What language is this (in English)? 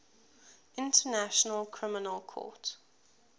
English